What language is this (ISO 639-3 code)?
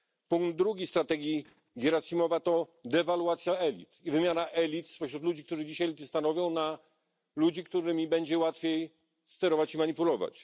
pol